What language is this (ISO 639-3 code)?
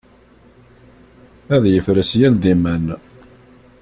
kab